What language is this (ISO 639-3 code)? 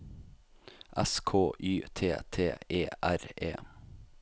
nor